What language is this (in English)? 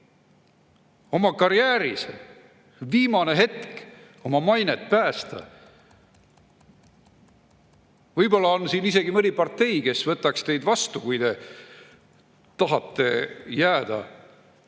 Estonian